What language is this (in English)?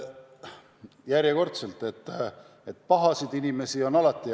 Estonian